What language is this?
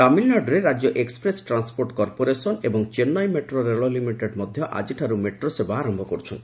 Odia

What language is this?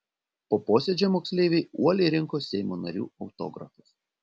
Lithuanian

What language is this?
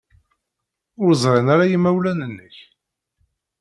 Kabyle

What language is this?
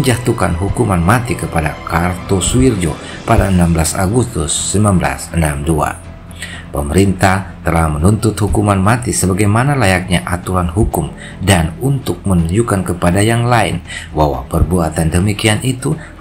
Indonesian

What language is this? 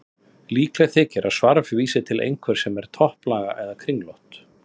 Icelandic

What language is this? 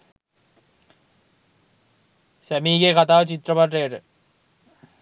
Sinhala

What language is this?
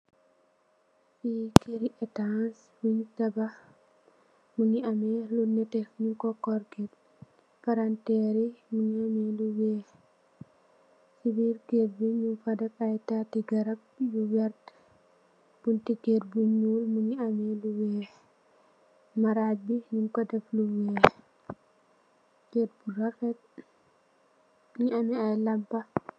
Wolof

